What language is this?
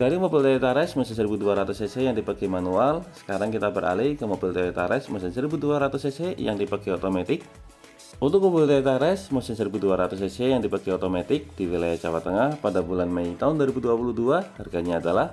Indonesian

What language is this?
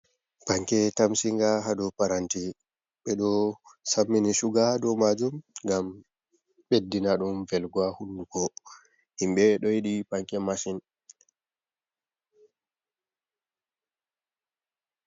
Fula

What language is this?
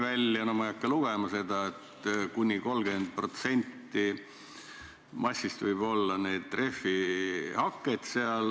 Estonian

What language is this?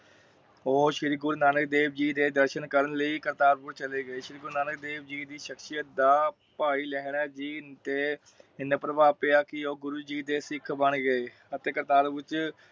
Punjabi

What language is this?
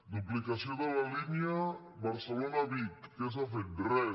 Catalan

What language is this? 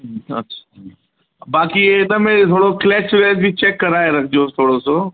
Sindhi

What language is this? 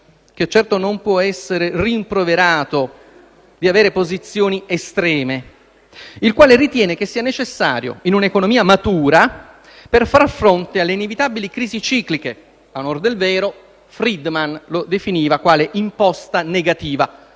Italian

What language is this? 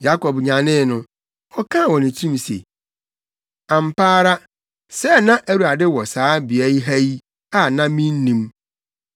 Akan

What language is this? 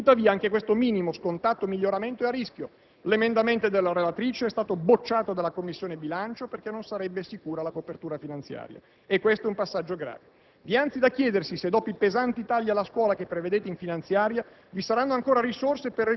Italian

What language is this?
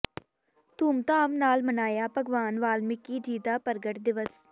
Punjabi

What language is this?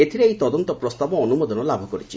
Odia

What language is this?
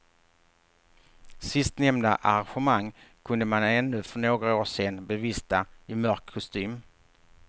Swedish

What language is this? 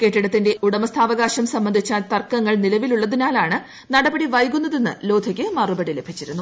Malayalam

